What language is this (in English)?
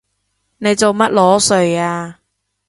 Cantonese